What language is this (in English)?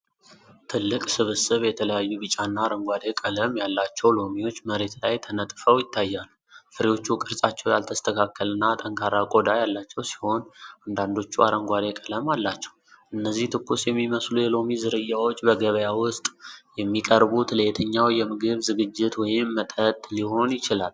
Amharic